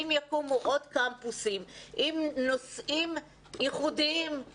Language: Hebrew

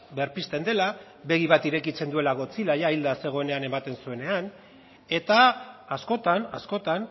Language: Basque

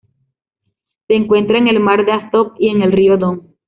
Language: Spanish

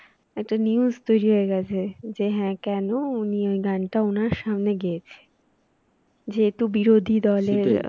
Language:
Bangla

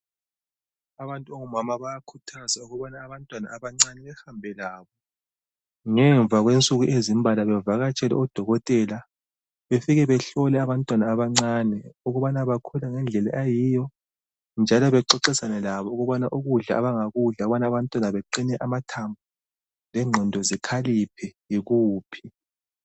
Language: North Ndebele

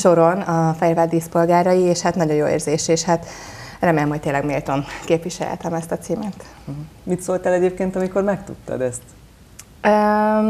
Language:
Hungarian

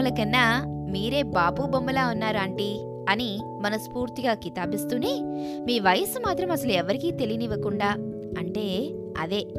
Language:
Telugu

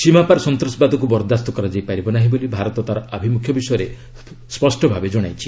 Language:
Odia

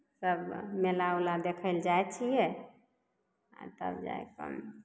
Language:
Maithili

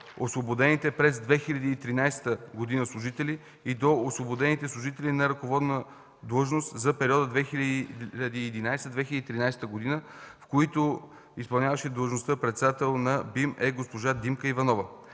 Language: Bulgarian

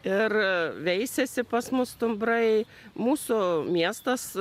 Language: Lithuanian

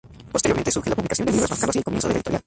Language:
Spanish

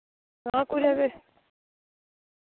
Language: Dogri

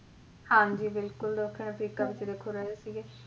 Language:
Punjabi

